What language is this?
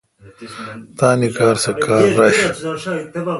Kalkoti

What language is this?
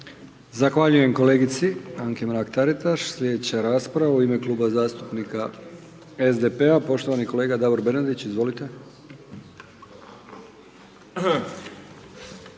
Croatian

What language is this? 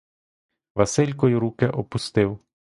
Ukrainian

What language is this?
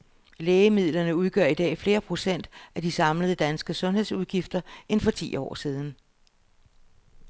Danish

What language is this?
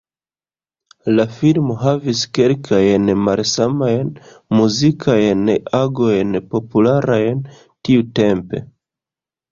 Esperanto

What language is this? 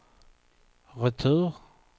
Swedish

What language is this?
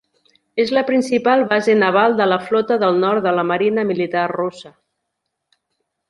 Catalan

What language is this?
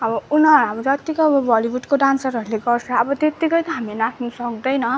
Nepali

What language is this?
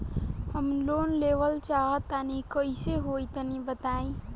Bhojpuri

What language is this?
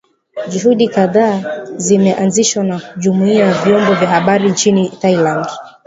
Swahili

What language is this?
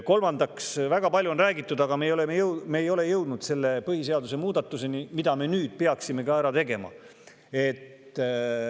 Estonian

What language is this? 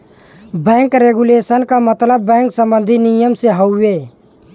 Bhojpuri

